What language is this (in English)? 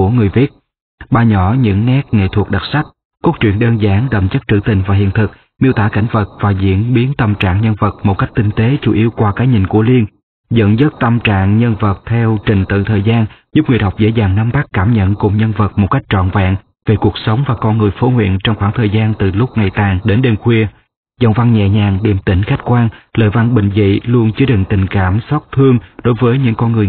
Vietnamese